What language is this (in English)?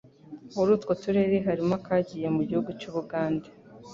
Kinyarwanda